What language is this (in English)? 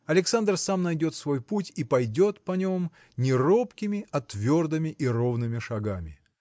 Russian